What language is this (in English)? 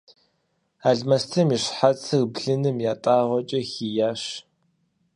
Kabardian